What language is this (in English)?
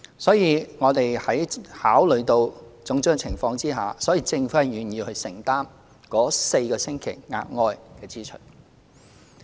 Cantonese